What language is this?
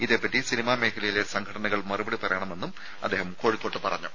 Malayalam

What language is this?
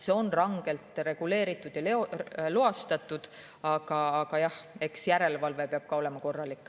Estonian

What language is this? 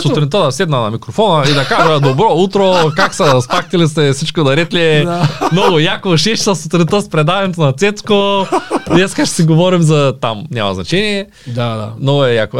Bulgarian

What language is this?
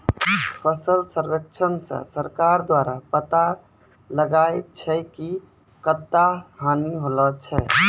Maithili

